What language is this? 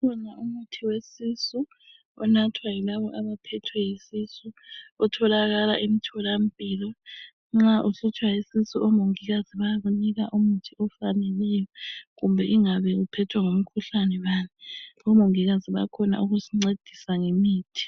North Ndebele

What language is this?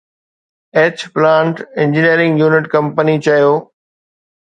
Sindhi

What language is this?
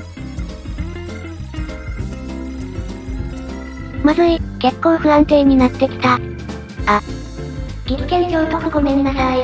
Japanese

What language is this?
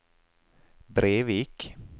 Norwegian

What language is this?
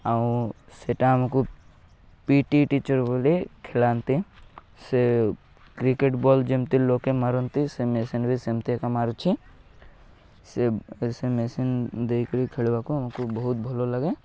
Odia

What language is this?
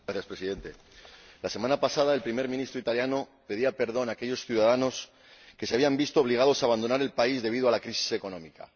Spanish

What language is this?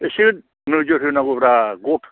Bodo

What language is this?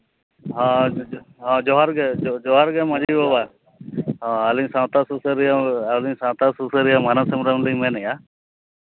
Santali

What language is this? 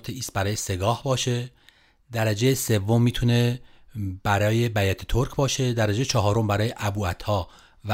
Persian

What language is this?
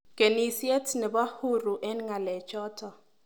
Kalenjin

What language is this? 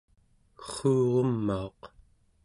Central Yupik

